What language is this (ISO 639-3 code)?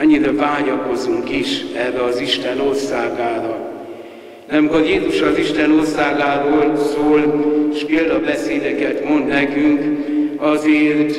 hun